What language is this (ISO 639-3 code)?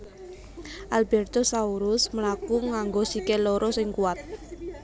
jav